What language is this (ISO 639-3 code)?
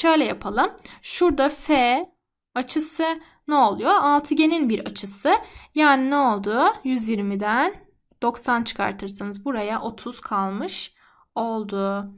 tur